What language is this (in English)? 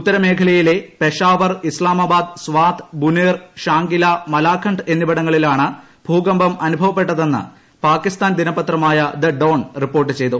Malayalam